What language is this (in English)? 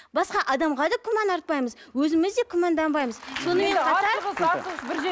Kazakh